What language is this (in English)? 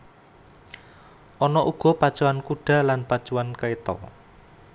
Javanese